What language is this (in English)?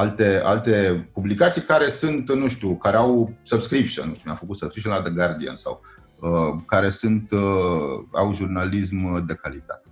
Romanian